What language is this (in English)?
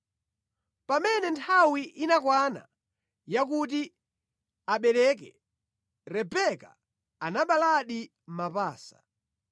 Nyanja